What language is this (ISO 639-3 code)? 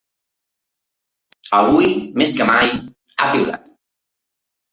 cat